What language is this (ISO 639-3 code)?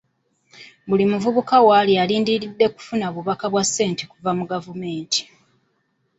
lug